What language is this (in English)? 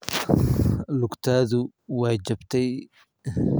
Somali